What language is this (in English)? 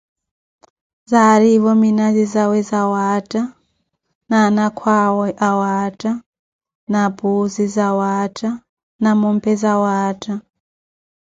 Koti